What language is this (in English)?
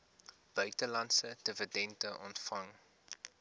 Afrikaans